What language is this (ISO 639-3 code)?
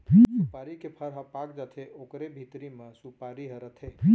hne